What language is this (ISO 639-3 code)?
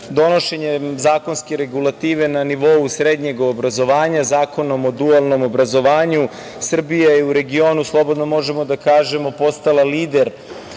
srp